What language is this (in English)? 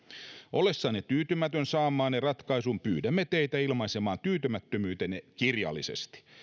Finnish